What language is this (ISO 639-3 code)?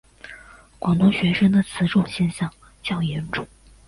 zho